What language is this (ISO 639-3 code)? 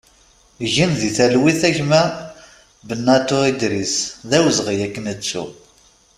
kab